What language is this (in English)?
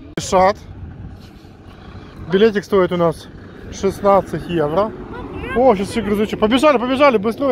Russian